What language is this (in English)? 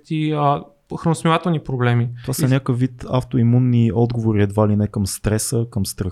Bulgarian